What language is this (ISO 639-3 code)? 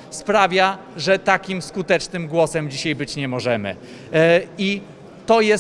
pol